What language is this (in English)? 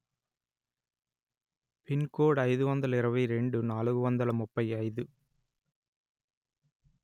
Telugu